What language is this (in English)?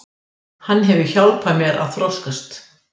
Icelandic